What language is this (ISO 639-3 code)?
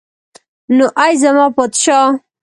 pus